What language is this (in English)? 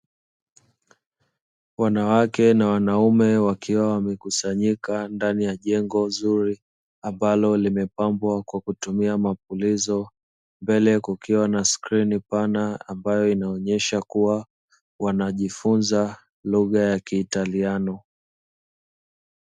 Swahili